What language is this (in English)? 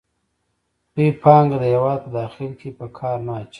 Pashto